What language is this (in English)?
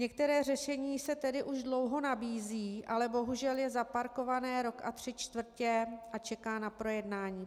Czech